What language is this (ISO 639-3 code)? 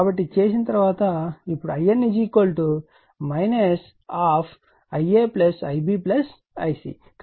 tel